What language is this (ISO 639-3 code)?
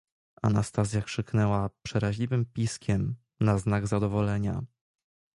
pol